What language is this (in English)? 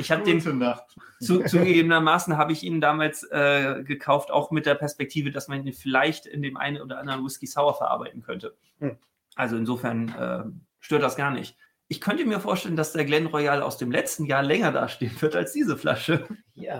German